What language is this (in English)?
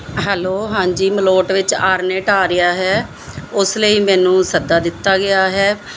Punjabi